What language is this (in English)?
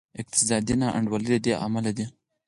Pashto